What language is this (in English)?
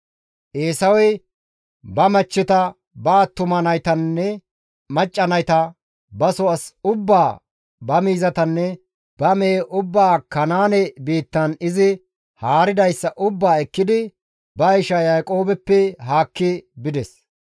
Gamo